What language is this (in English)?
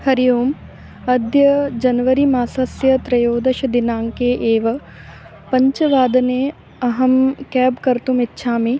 Sanskrit